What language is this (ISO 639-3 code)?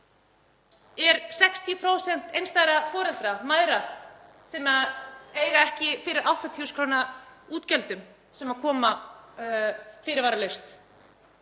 isl